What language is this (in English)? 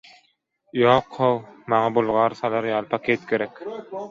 Turkmen